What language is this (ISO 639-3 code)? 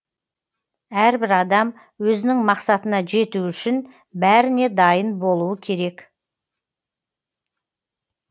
kaz